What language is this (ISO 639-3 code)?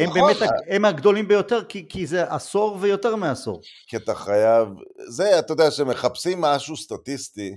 heb